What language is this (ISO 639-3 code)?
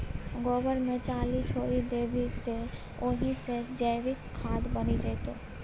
mai